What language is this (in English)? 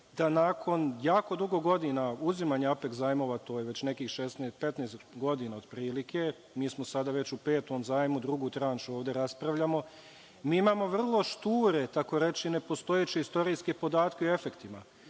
Serbian